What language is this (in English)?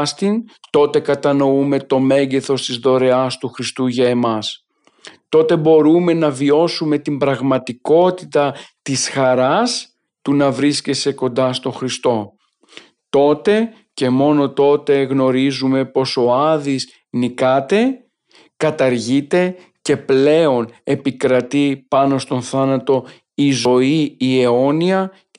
Greek